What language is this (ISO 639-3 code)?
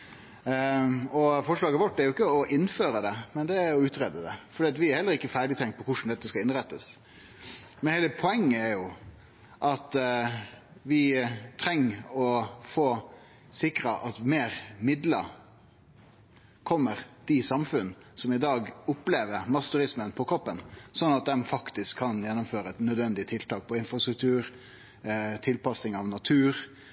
nno